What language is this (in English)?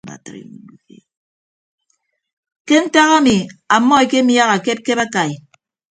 Ibibio